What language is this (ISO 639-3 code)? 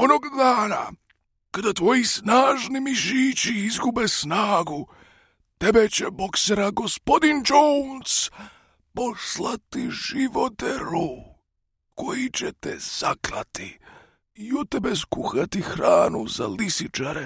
hrv